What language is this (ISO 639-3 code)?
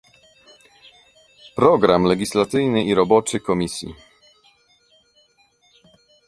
pol